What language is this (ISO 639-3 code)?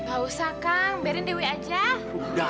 ind